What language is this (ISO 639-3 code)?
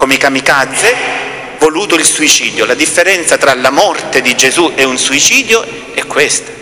ita